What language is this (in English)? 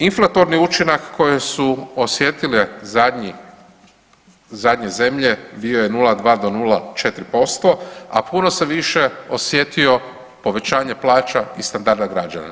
Croatian